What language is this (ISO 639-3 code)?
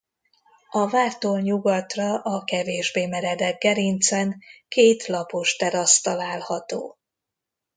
hun